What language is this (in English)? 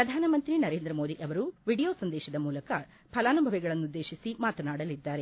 Kannada